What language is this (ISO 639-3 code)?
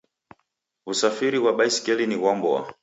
dav